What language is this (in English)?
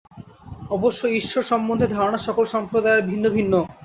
Bangla